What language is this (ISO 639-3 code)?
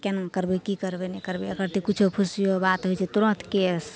mai